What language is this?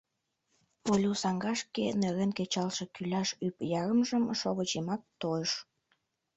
Mari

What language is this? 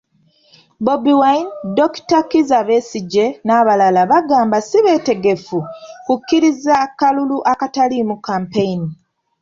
Ganda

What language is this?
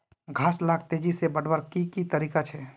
Magahi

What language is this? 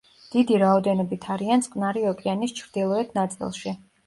Georgian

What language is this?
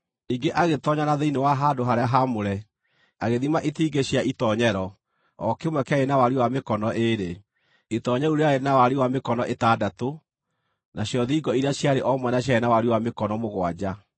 Kikuyu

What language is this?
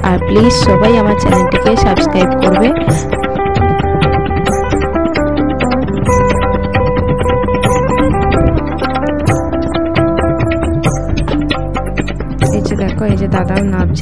Arabic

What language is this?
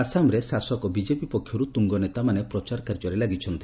Odia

